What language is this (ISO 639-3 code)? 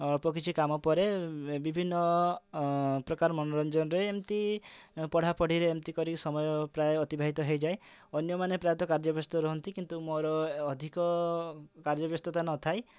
ori